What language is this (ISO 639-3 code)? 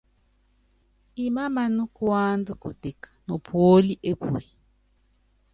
yav